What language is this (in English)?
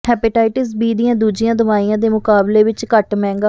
Punjabi